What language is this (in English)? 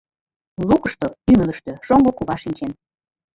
Mari